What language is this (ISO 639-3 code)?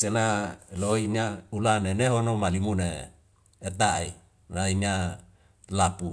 weo